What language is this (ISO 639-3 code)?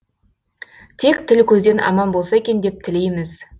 kaz